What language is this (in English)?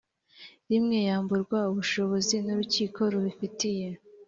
Kinyarwanda